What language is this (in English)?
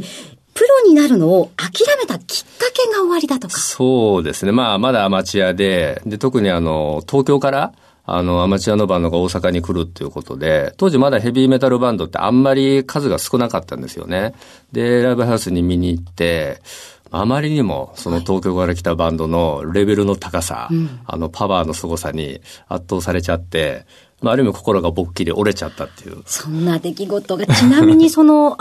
Japanese